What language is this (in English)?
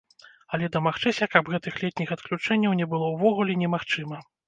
Belarusian